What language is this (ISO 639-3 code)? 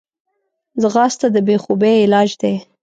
pus